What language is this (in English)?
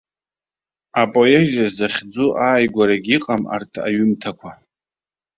Abkhazian